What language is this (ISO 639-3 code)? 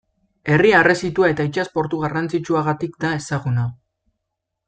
eus